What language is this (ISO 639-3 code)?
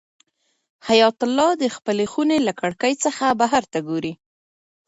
pus